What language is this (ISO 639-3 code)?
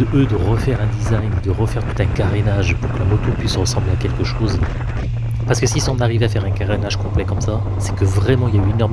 fra